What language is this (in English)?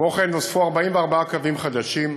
Hebrew